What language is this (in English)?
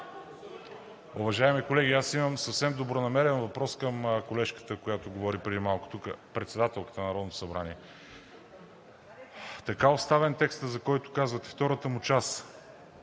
Bulgarian